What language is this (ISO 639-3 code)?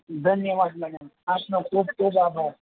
guj